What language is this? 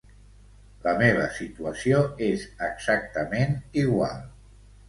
Catalan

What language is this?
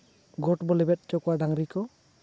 Santali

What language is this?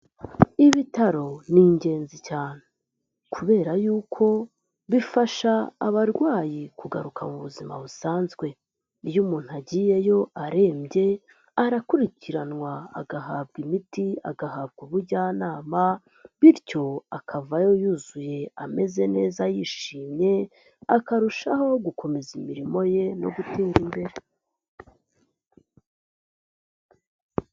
Kinyarwanda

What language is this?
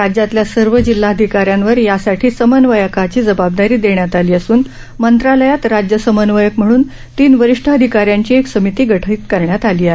Marathi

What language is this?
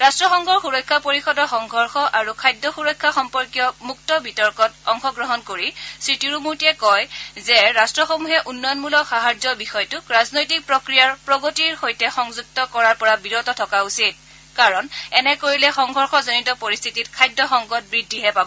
Assamese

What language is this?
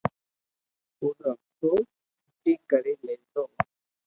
Loarki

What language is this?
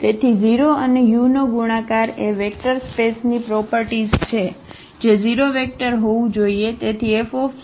Gujarati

